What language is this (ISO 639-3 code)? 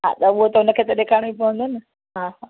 snd